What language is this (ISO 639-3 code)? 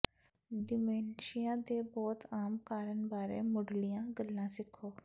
pan